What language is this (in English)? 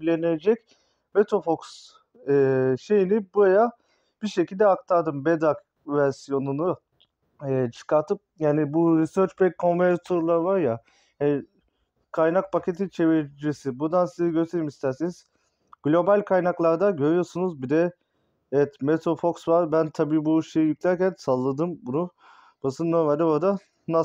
Turkish